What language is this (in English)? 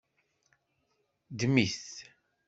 Kabyle